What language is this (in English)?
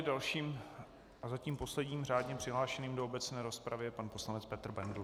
Czech